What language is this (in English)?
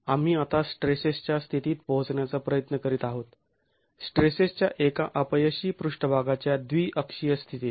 Marathi